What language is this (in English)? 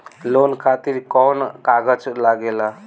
Bhojpuri